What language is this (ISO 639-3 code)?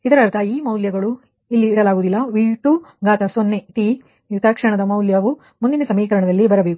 kan